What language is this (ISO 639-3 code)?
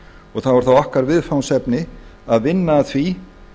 isl